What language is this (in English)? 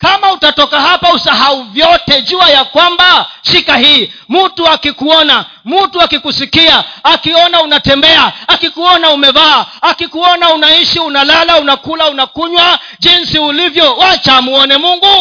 Swahili